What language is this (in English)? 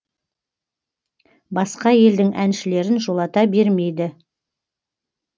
Kazakh